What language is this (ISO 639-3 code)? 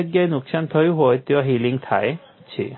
guj